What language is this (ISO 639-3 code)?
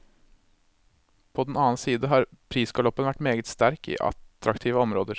nor